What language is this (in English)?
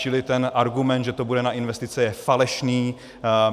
Czech